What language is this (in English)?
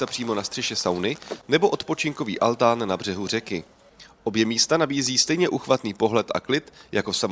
Czech